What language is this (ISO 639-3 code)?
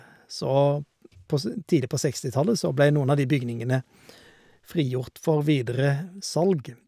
nor